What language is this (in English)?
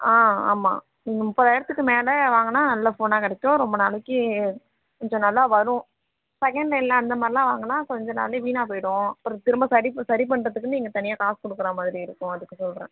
Tamil